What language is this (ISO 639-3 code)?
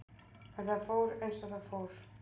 isl